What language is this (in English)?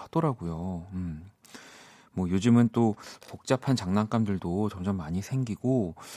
Korean